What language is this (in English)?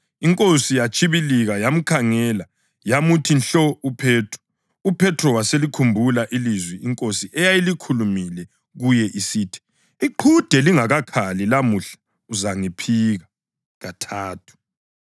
North Ndebele